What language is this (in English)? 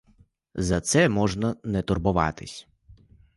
Ukrainian